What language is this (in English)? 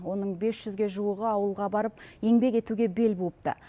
Kazakh